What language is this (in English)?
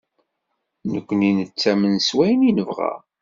Kabyle